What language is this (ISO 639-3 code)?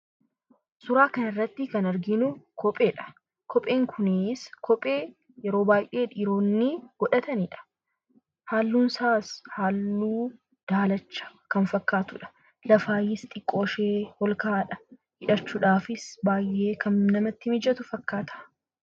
orm